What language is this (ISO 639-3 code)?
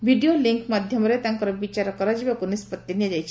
ori